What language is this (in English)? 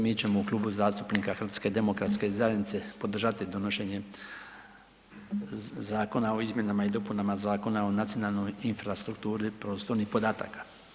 Croatian